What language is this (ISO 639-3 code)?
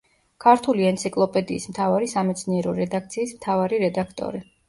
kat